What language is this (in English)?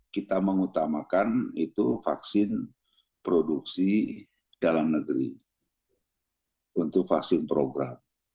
Indonesian